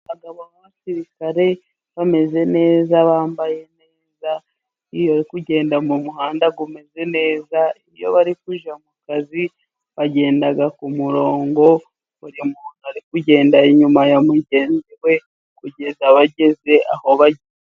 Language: Kinyarwanda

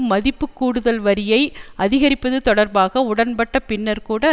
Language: Tamil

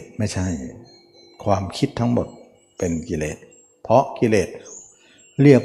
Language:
Thai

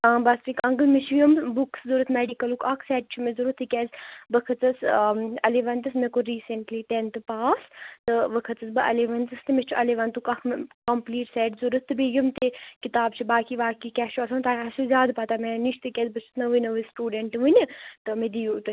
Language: Kashmiri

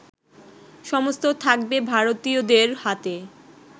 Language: Bangla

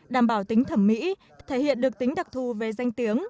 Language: Vietnamese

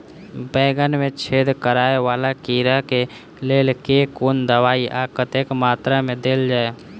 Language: Maithili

